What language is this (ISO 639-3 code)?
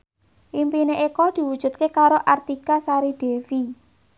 jav